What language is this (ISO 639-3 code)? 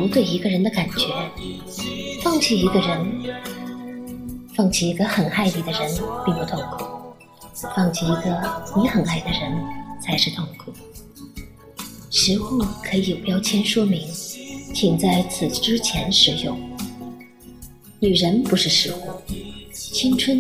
zho